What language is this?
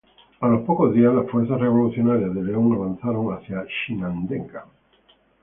Spanish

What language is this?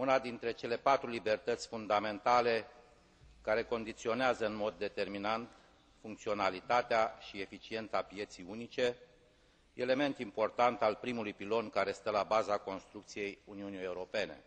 Romanian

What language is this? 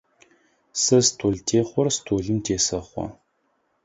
Adyghe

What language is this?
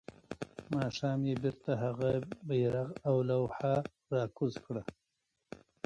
Pashto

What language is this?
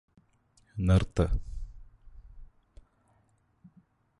Malayalam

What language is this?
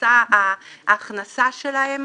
Hebrew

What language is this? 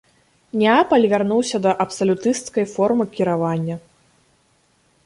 Belarusian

